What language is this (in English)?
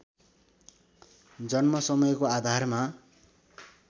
Nepali